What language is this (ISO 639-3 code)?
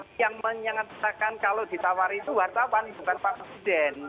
ind